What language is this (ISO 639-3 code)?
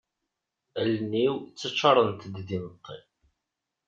kab